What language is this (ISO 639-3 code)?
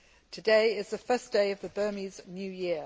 eng